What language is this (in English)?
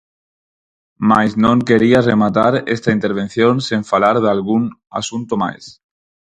Galician